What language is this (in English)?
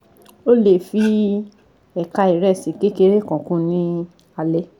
Yoruba